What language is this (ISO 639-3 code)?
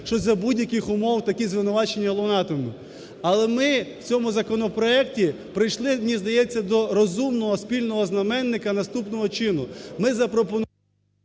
ukr